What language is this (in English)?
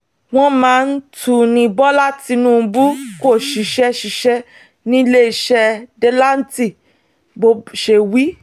Yoruba